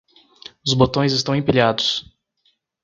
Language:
Portuguese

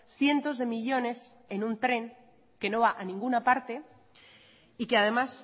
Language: Spanish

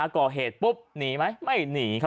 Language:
Thai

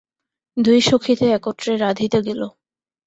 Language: Bangla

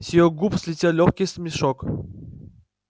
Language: Russian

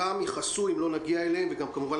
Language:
Hebrew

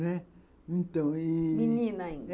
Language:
Portuguese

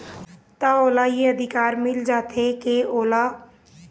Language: Chhattisgarhi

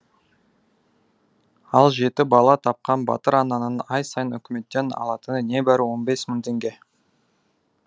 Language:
Kazakh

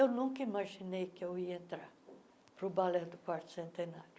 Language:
Portuguese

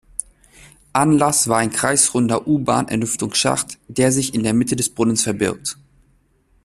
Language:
German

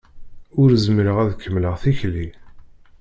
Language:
Kabyle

